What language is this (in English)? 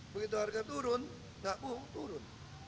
Indonesian